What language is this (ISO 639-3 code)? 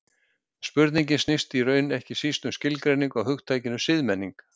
isl